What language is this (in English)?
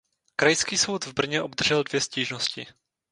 Czech